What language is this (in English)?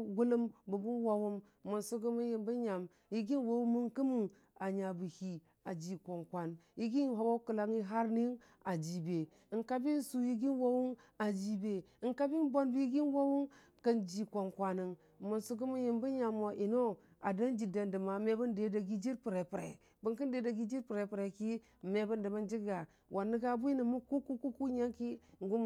Dijim-Bwilim